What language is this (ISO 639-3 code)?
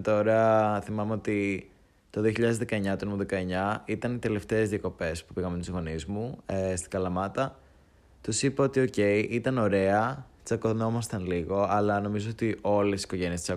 ell